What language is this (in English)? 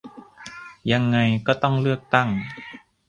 Thai